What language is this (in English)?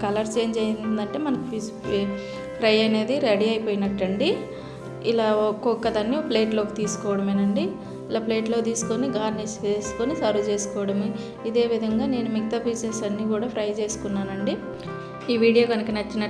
Telugu